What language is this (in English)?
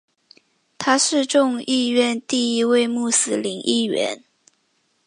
Chinese